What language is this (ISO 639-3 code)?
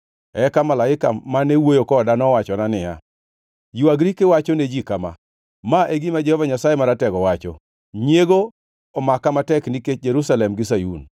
luo